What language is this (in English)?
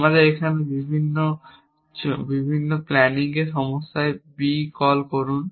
Bangla